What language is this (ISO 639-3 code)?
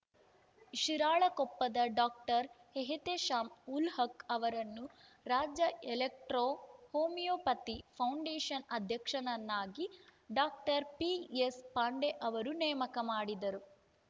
kan